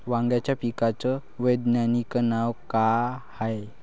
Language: Marathi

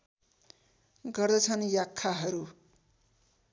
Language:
Nepali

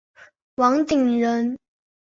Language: Chinese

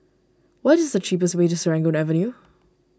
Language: English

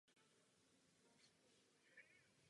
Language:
Czech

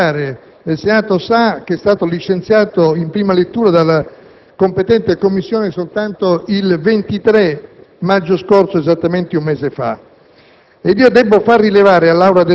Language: Italian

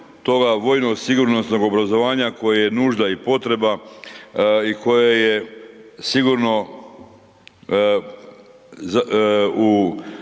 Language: Croatian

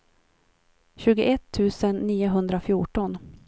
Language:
Swedish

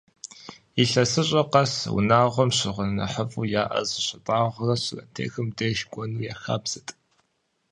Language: Kabardian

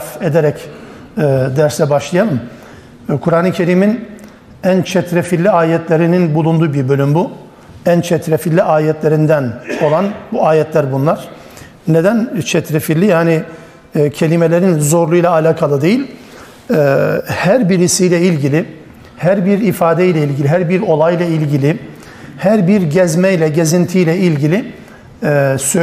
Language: Turkish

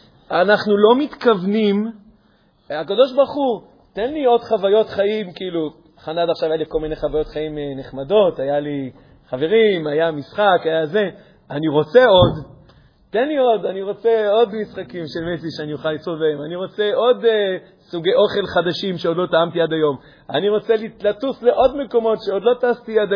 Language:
Hebrew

